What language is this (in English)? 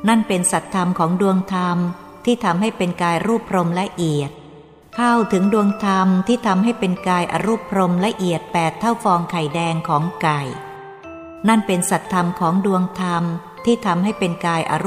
Thai